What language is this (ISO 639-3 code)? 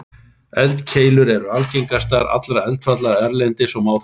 isl